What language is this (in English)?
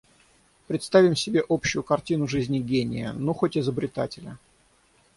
Russian